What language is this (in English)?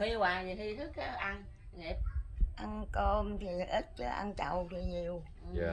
Vietnamese